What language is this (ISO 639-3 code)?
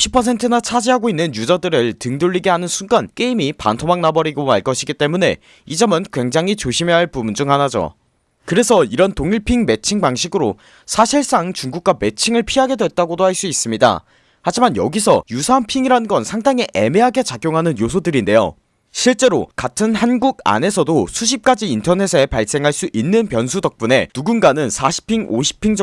kor